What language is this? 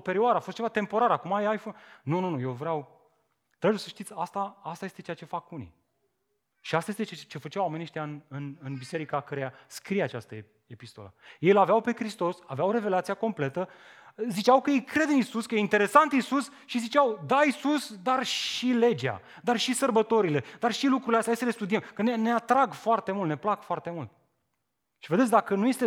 Romanian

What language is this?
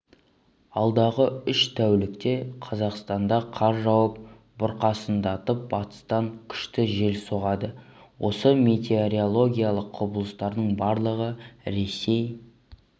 Kazakh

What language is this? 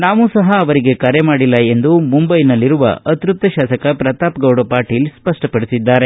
Kannada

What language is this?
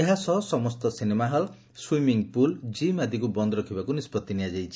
Odia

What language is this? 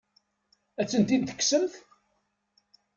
Kabyle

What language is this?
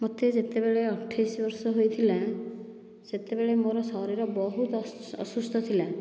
Odia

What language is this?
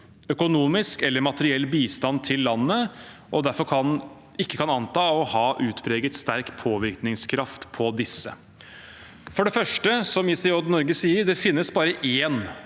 Norwegian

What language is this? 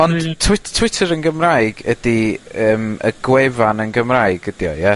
Welsh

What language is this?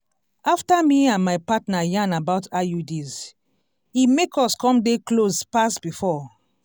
Nigerian Pidgin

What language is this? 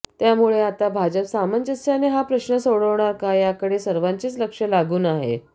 Marathi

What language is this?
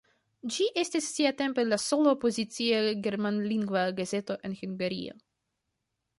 Esperanto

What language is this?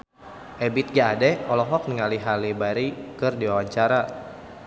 Sundanese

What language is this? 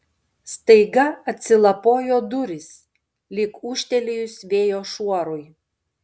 Lithuanian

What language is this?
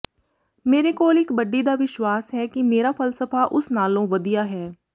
Punjabi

